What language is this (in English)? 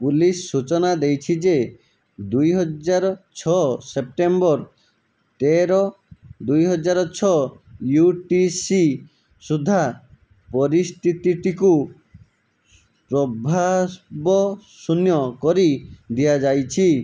Odia